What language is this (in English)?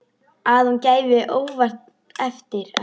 Icelandic